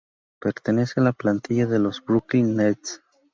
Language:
Spanish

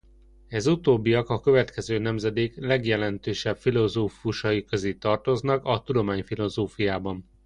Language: Hungarian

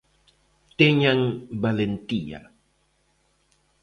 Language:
Galician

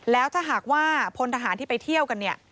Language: Thai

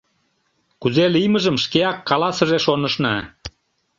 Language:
Mari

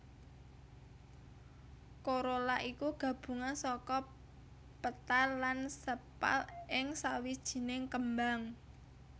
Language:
Javanese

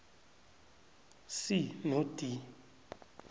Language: South Ndebele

